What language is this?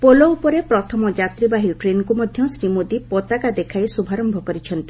Odia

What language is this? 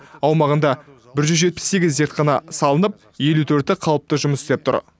Kazakh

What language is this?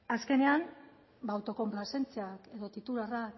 Basque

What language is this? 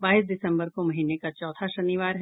Hindi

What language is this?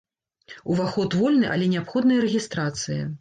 Belarusian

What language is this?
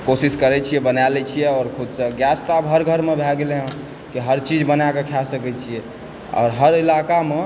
Maithili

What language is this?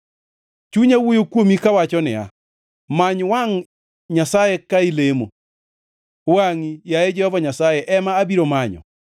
Luo (Kenya and Tanzania)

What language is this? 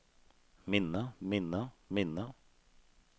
Norwegian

